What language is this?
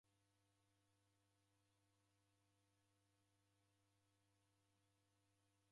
Taita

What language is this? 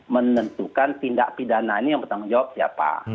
Indonesian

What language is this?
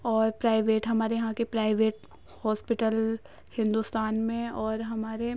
Urdu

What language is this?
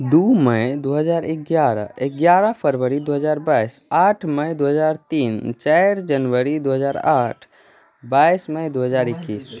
Maithili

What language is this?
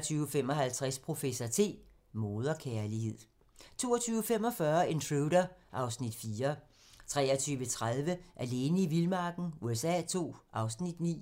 Danish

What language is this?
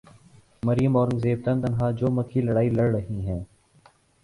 Urdu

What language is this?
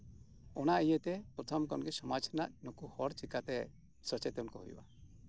Santali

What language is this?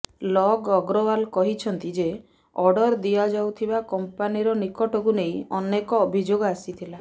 Odia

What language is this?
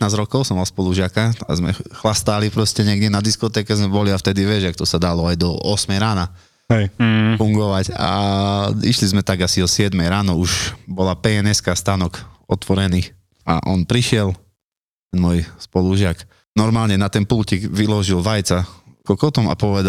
Slovak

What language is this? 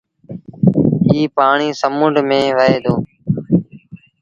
Sindhi Bhil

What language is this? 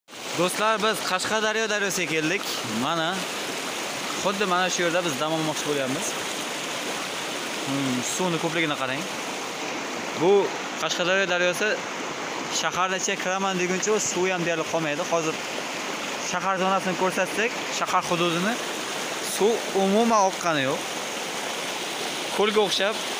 Turkish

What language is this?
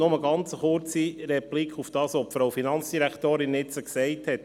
Swiss German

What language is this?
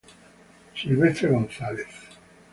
Spanish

